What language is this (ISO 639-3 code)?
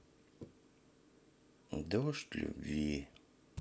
rus